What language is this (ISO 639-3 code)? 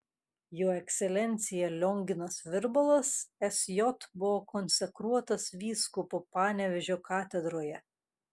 lit